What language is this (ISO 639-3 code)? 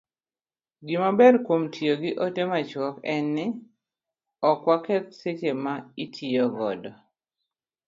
luo